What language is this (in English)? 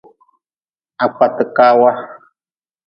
Nawdm